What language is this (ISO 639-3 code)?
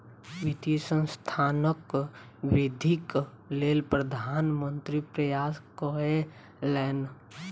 mai